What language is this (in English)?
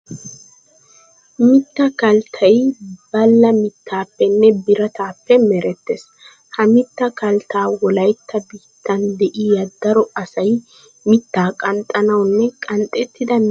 Wolaytta